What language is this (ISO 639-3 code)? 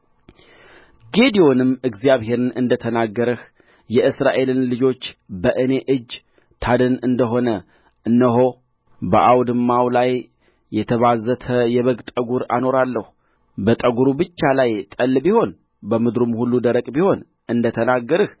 amh